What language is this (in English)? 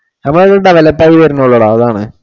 Malayalam